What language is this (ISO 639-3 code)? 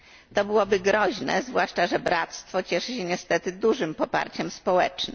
pol